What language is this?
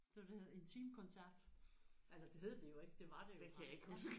Danish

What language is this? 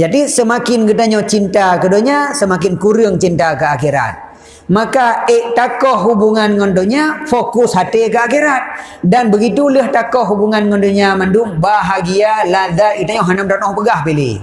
Malay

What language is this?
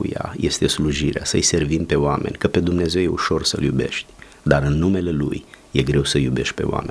Romanian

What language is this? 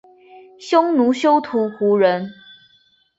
Chinese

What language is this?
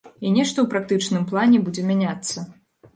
Belarusian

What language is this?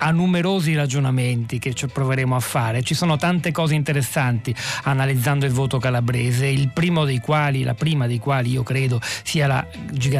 Italian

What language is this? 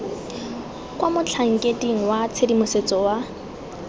Tswana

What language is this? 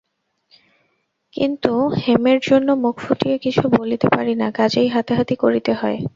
Bangla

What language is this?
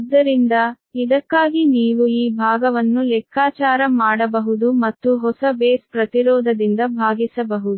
Kannada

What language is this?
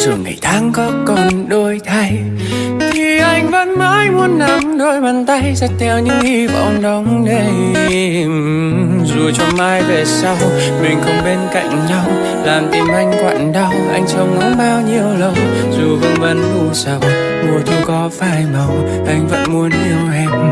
Vietnamese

